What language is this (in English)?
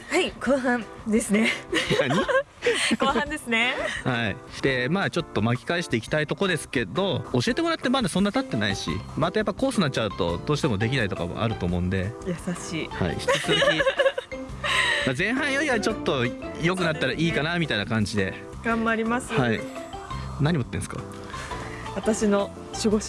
Japanese